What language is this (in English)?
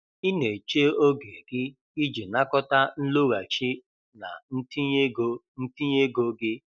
Igbo